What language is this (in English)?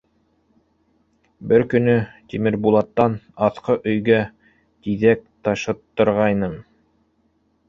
Bashkir